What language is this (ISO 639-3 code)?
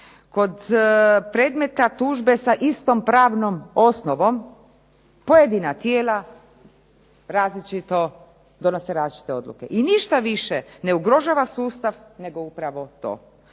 hrv